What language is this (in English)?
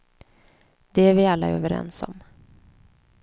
Swedish